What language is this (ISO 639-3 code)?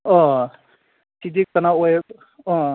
mni